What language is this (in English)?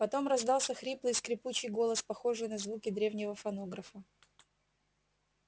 Russian